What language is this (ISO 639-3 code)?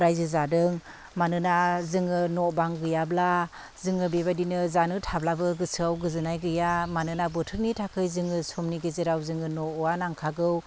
brx